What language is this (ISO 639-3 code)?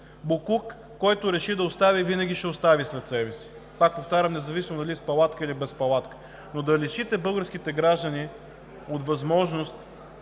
bul